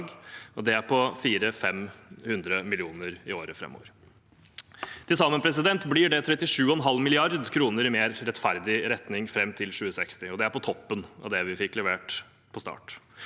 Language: Norwegian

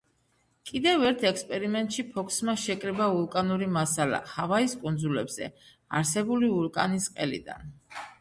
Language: Georgian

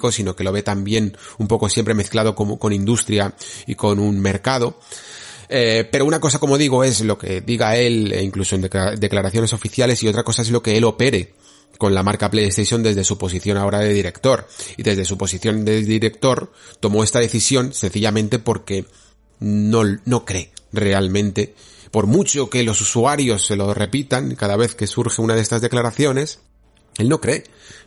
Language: Spanish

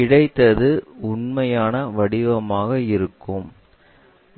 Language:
Tamil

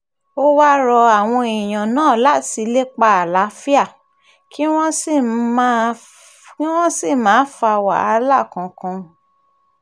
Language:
Yoruba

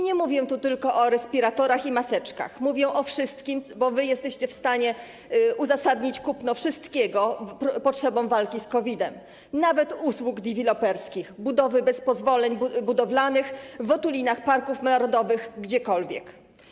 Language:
Polish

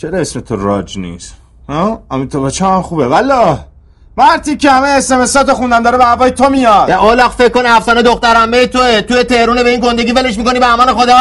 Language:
Persian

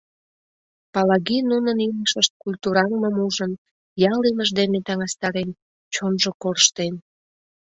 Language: Mari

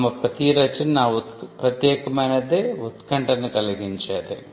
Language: Telugu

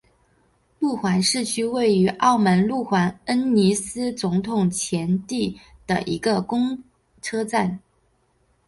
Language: Chinese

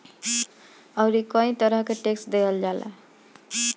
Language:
Bhojpuri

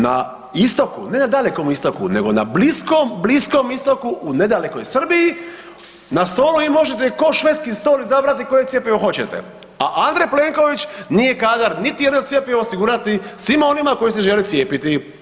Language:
Croatian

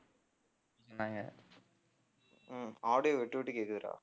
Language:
Tamil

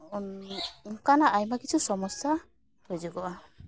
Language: Santali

